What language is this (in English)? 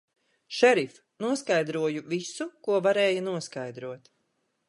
Latvian